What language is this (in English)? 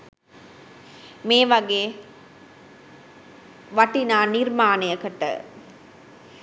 Sinhala